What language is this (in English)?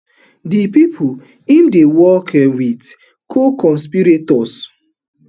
Nigerian Pidgin